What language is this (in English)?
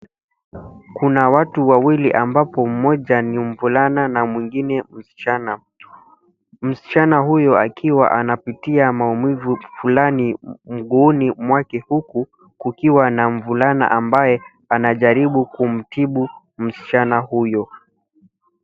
Swahili